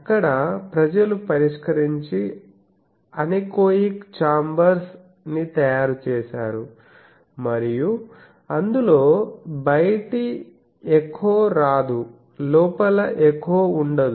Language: Telugu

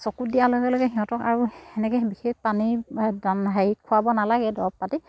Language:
Assamese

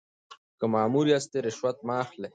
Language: Pashto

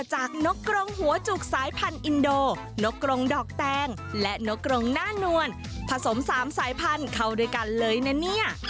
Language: Thai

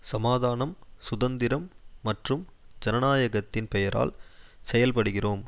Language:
Tamil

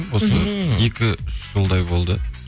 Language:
Kazakh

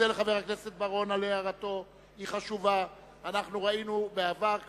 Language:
Hebrew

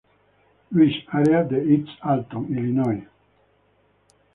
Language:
Spanish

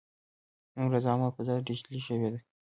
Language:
Pashto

